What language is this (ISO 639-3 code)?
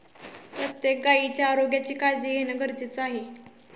mar